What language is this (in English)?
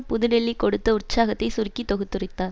Tamil